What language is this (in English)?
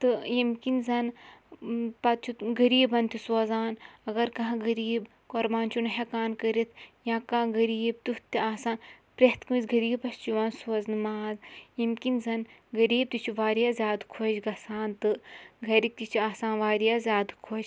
Kashmiri